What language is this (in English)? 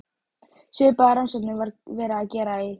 Icelandic